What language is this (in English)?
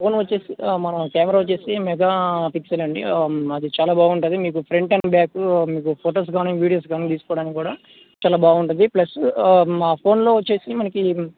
Telugu